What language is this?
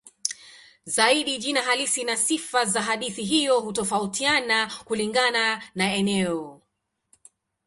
Swahili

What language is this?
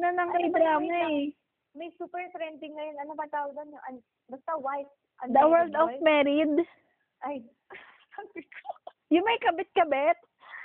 Filipino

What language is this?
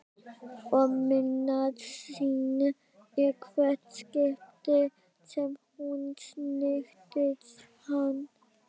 Icelandic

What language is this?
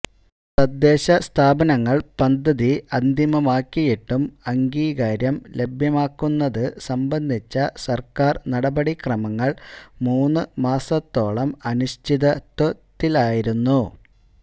Malayalam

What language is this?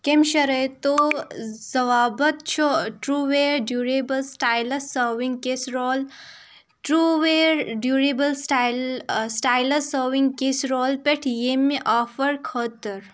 Kashmiri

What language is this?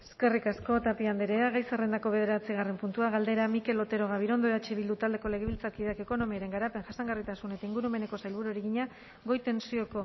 Basque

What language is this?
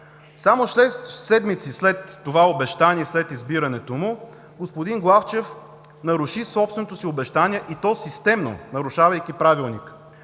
Bulgarian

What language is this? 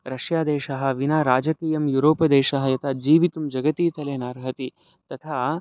Sanskrit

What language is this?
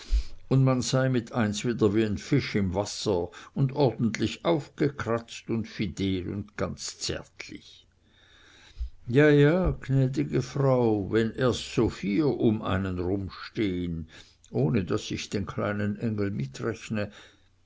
German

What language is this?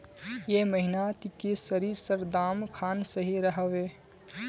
Magahi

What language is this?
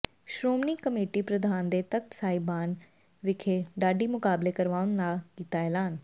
Punjabi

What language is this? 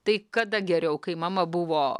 Lithuanian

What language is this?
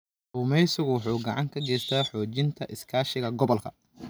Somali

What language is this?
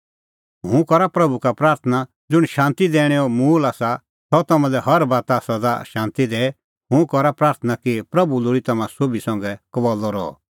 Kullu Pahari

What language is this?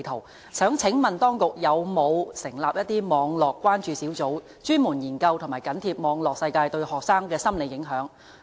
Cantonese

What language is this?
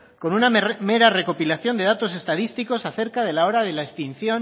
Spanish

